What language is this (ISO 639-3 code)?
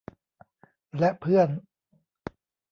tha